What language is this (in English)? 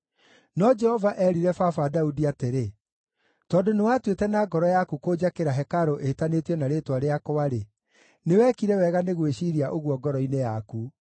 Kikuyu